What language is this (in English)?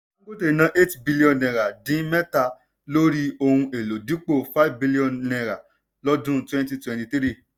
Yoruba